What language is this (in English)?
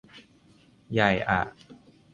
Thai